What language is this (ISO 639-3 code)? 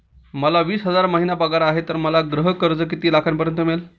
mar